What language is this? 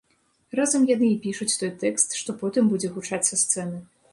Belarusian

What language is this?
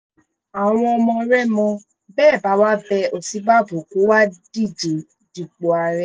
Yoruba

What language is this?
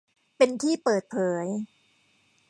Thai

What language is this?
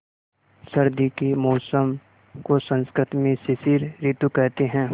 Hindi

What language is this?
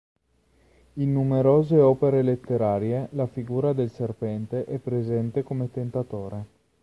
Italian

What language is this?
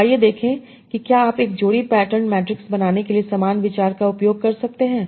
Hindi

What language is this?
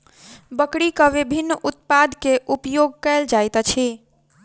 Maithili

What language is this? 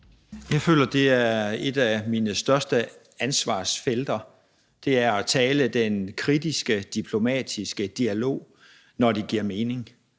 Danish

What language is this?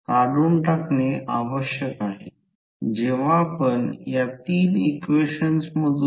Marathi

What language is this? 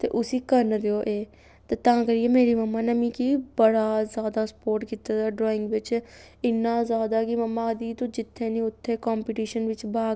Dogri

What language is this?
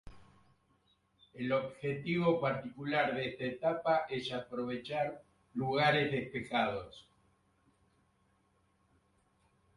Spanish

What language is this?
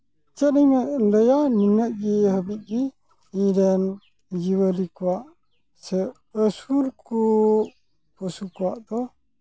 Santali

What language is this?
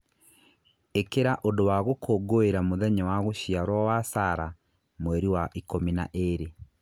Kikuyu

